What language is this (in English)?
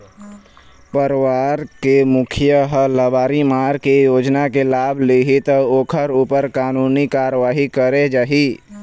Chhattisgarhi